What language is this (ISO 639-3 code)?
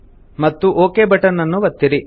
kan